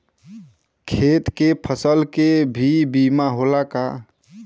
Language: Bhojpuri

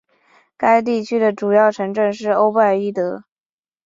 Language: Chinese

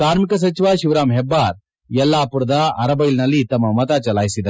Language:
Kannada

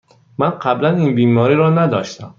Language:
Persian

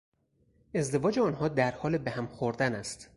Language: Persian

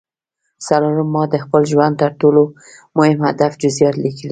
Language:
Pashto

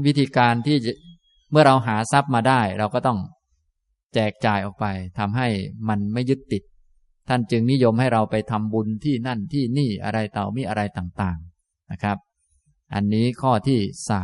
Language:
Thai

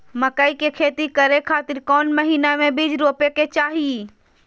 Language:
Magahi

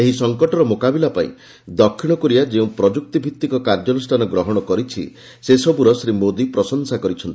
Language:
Odia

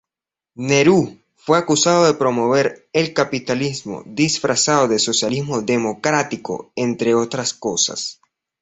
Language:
Spanish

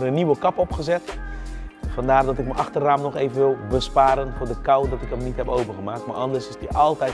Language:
Dutch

